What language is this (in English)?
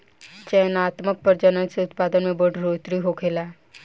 Bhojpuri